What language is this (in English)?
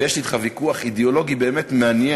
Hebrew